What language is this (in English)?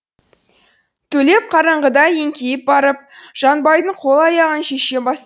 Kazakh